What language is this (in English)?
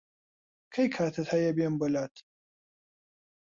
Central Kurdish